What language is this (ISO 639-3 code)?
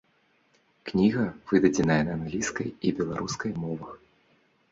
bel